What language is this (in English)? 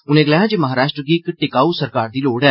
Dogri